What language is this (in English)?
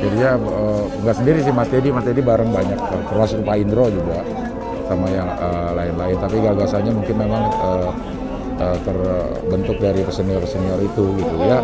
Indonesian